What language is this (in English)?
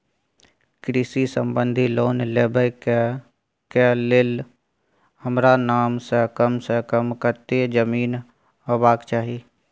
Maithili